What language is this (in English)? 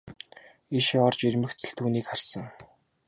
Mongolian